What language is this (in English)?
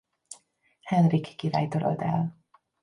Hungarian